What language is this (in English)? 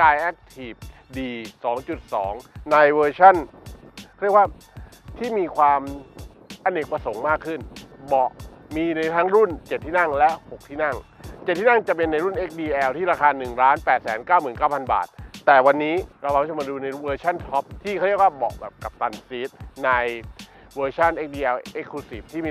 Thai